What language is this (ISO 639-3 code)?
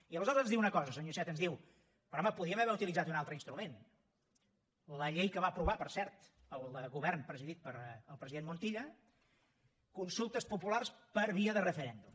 cat